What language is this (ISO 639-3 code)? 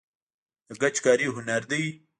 pus